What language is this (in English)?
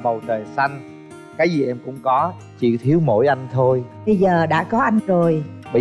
Vietnamese